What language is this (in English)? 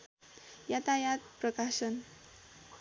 Nepali